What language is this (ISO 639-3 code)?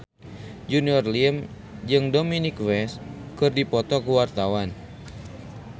sun